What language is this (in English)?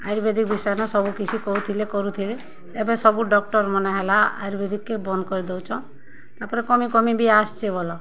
Odia